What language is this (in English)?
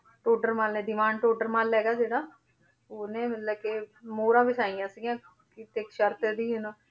Punjabi